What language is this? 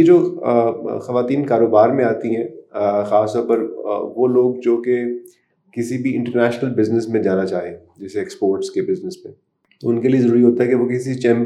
Urdu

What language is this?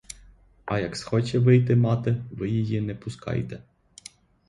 Ukrainian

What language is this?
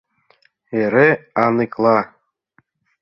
Mari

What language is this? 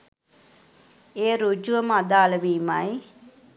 Sinhala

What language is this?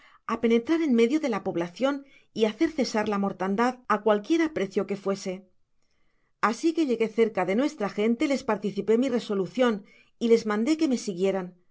Spanish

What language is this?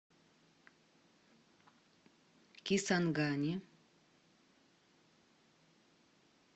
Russian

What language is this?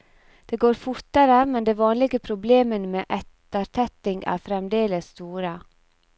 Norwegian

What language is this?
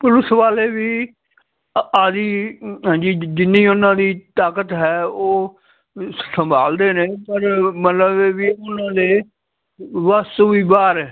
Punjabi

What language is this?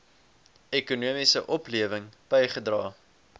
Afrikaans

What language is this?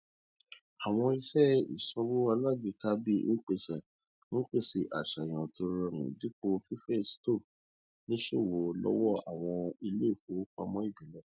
Yoruba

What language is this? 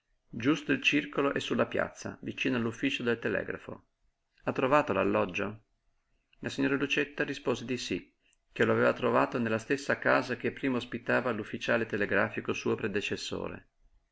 Italian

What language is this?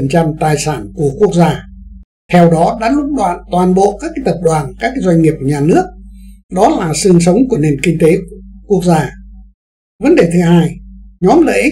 Vietnamese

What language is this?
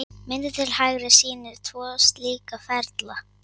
Icelandic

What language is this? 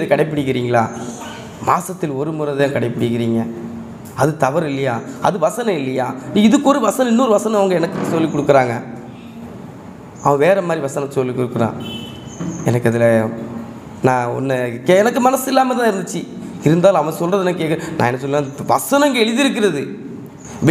Korean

